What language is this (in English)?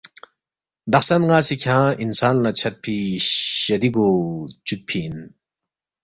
Balti